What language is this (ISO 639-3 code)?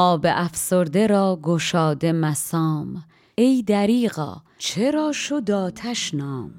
fas